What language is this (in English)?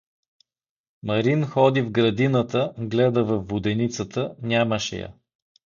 Bulgarian